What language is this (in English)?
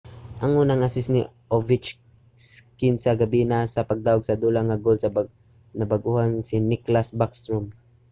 Cebuano